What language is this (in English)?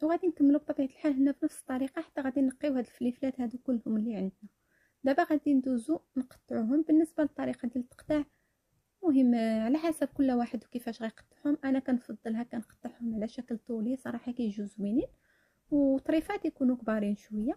Arabic